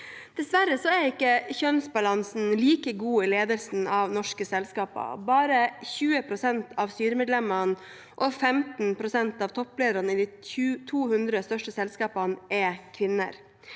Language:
Norwegian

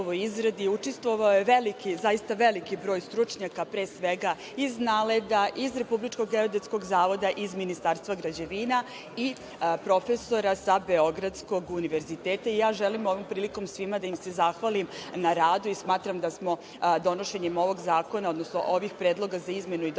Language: Serbian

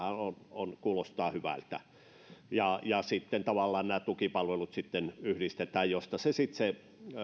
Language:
Finnish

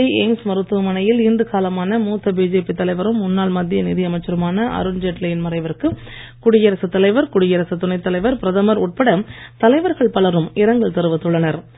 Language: Tamil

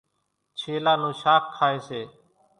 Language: Kachi Koli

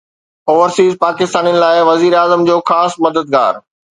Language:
Sindhi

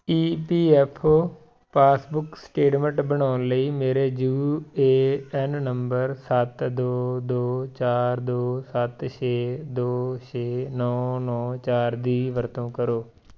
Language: Punjabi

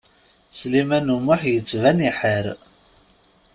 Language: Kabyle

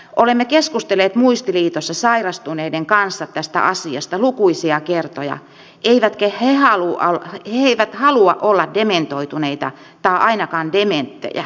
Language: Finnish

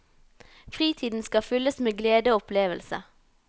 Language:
Norwegian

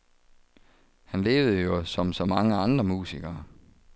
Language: Danish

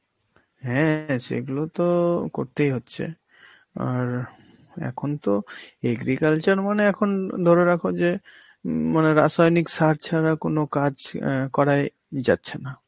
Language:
Bangla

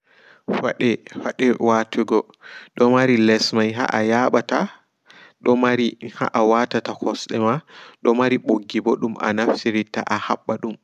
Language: Fula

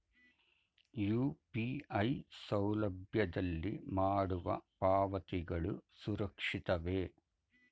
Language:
Kannada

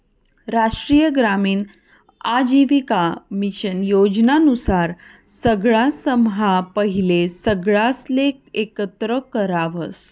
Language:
Marathi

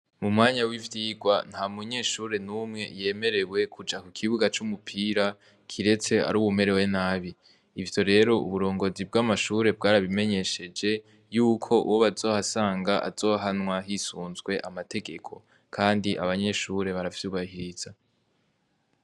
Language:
Rundi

